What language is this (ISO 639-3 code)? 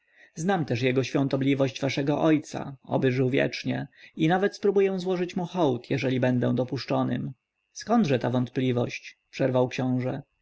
pol